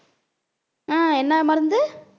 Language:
Tamil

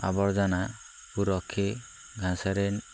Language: Odia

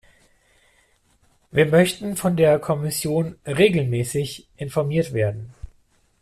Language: German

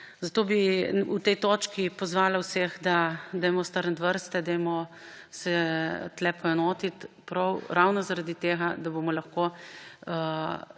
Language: Slovenian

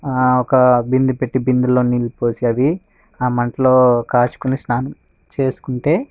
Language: Telugu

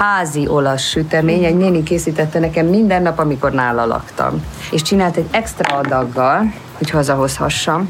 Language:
Hungarian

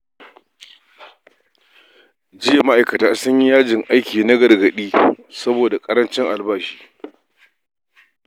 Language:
Hausa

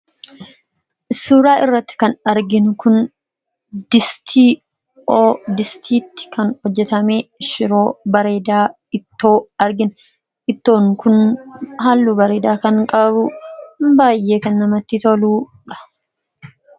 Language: Oromo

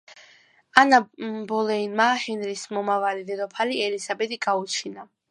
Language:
Georgian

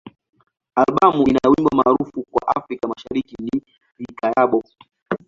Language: Swahili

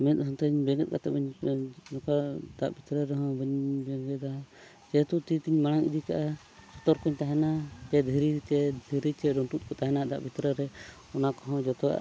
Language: Santali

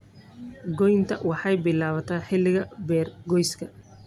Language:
Somali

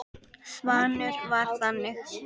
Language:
Icelandic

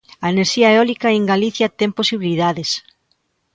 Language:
Galician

